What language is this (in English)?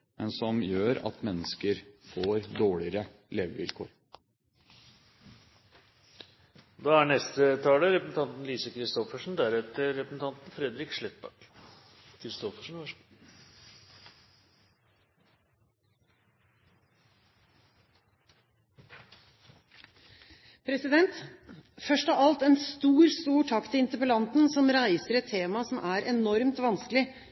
Norwegian Bokmål